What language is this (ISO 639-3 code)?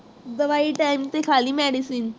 pan